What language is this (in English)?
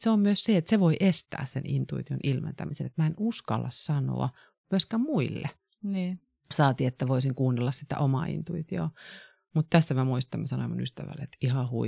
Finnish